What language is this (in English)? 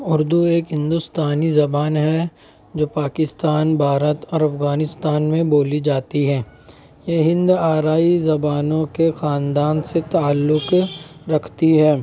Urdu